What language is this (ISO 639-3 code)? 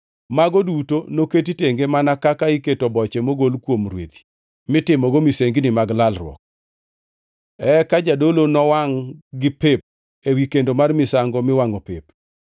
luo